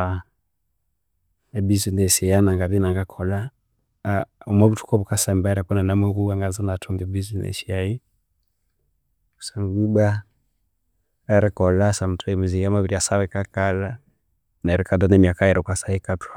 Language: Konzo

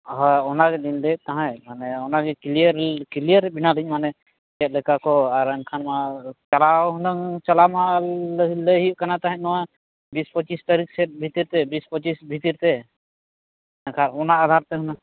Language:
Santali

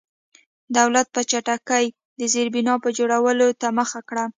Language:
Pashto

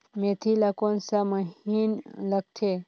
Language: Chhattisgarhi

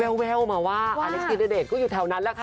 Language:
Thai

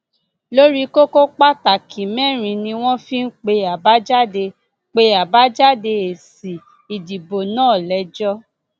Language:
Yoruba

